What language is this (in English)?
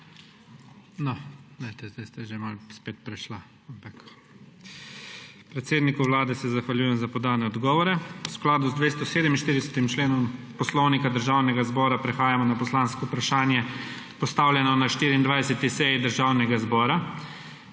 Slovenian